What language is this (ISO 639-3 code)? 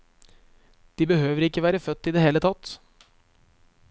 nor